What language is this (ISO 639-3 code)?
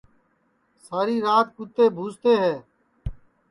ssi